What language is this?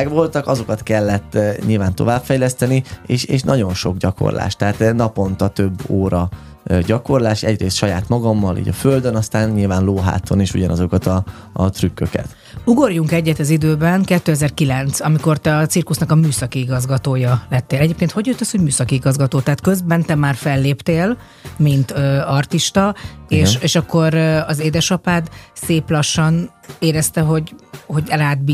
Hungarian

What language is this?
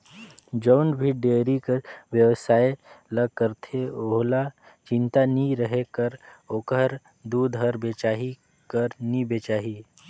Chhattisgarhi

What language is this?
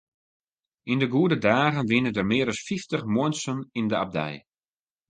Western Frisian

